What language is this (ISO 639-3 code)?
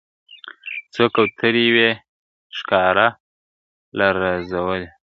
pus